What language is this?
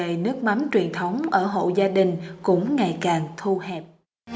Vietnamese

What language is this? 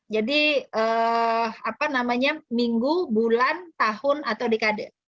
Indonesian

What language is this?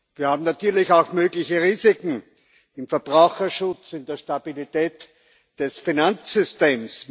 German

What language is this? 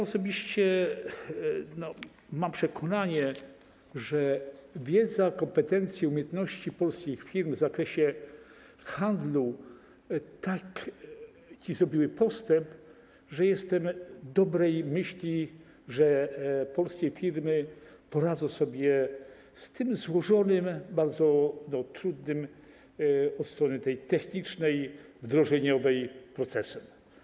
Polish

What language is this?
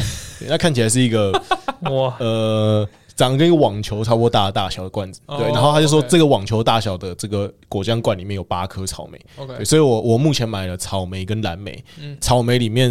Chinese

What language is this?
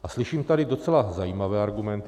Czech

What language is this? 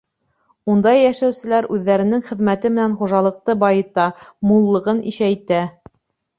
Bashkir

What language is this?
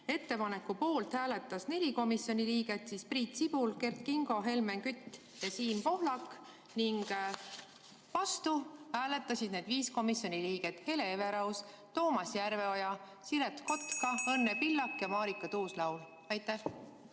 Estonian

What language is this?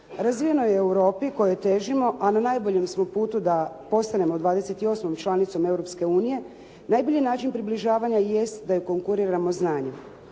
Croatian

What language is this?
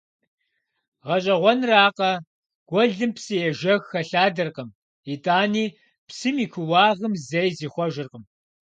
Kabardian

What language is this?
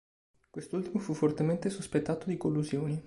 Italian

